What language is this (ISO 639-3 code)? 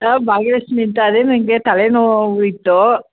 kan